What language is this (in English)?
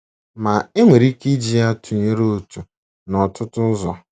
Igbo